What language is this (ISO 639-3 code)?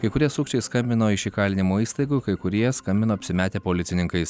lit